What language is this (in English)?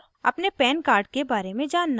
Hindi